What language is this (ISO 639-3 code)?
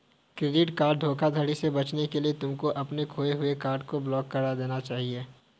hin